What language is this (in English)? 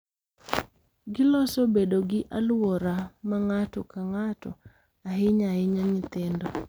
Luo (Kenya and Tanzania)